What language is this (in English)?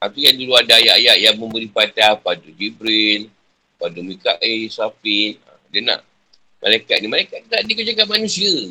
Malay